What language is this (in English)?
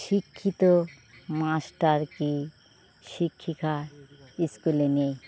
Bangla